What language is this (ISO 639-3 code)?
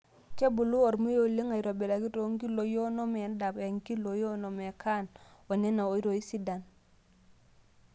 mas